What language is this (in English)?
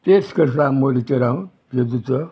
Konkani